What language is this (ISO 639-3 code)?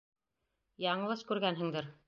bak